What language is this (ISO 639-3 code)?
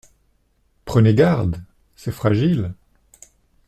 fra